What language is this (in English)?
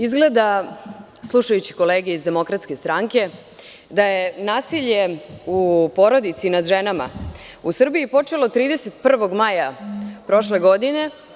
Serbian